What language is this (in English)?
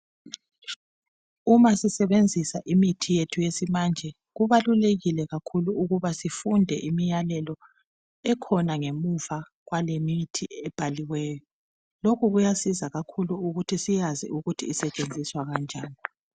North Ndebele